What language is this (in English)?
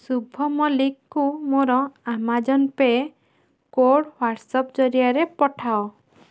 Odia